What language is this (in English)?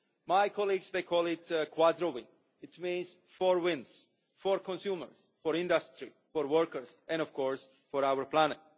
English